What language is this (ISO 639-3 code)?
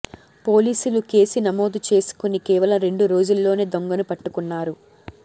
tel